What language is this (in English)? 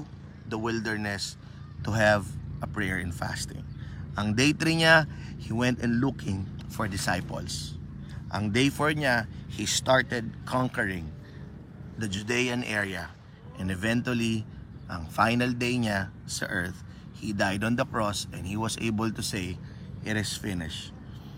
Filipino